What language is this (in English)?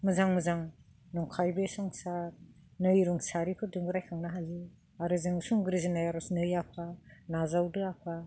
Bodo